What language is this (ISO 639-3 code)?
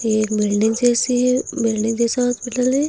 hin